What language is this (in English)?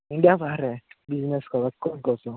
Odia